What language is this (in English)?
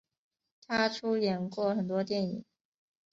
Chinese